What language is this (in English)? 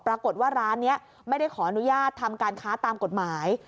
Thai